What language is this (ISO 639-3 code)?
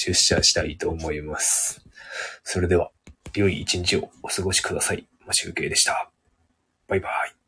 jpn